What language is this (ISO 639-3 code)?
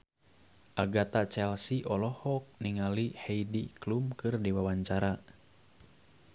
sun